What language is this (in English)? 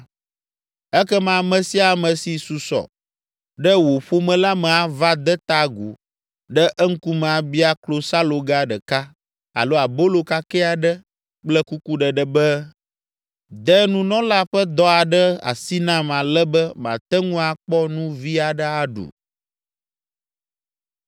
Ewe